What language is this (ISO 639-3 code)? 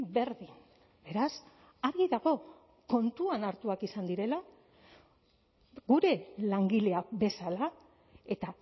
eus